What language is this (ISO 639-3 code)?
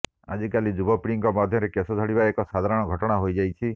ori